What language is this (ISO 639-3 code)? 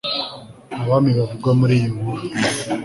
kin